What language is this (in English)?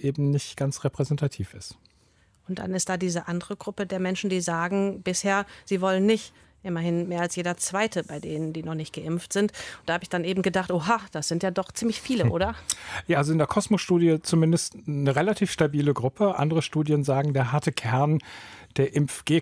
German